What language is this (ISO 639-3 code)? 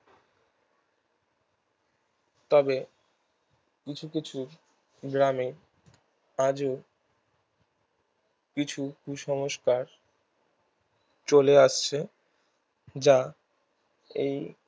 ben